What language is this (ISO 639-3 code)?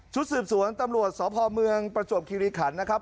tha